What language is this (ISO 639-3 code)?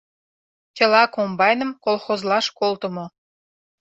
chm